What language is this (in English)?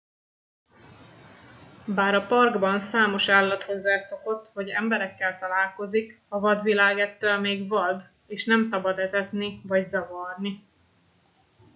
Hungarian